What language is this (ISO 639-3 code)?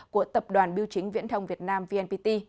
vie